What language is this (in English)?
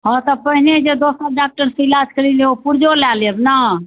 Maithili